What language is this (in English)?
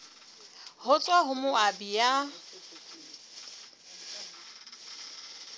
Southern Sotho